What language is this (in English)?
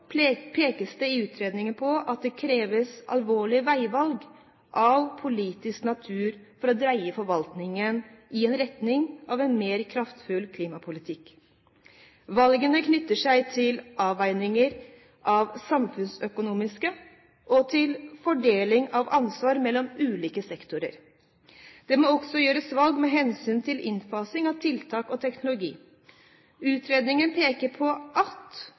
Norwegian Bokmål